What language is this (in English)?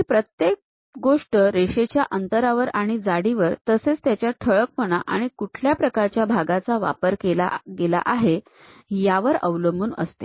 Marathi